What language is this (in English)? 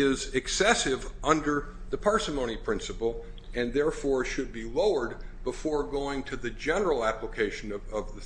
English